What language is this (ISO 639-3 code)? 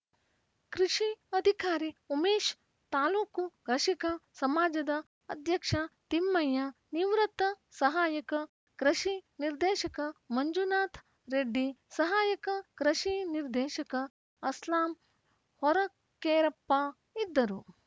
kan